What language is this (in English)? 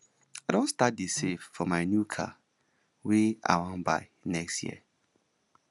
Nigerian Pidgin